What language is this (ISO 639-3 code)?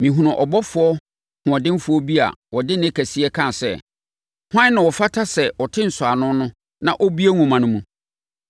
aka